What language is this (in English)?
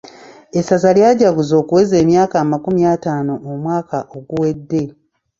Ganda